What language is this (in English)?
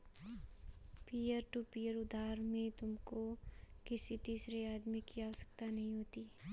Hindi